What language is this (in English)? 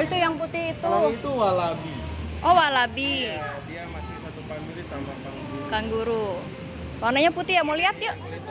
Indonesian